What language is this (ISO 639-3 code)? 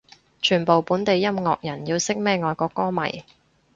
yue